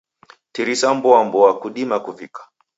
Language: Taita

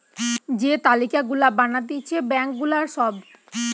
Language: Bangla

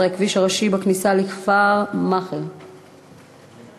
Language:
Hebrew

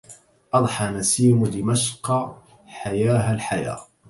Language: Arabic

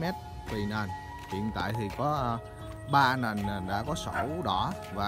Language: Vietnamese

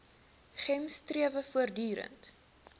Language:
Afrikaans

